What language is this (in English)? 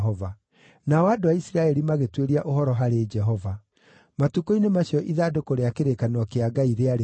Kikuyu